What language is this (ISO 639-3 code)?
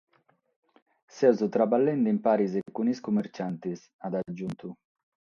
srd